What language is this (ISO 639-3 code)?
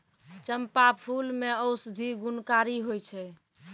mai